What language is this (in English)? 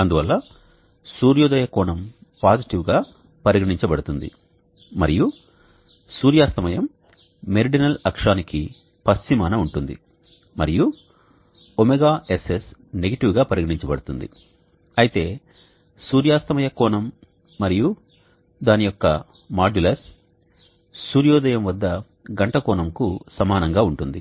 Telugu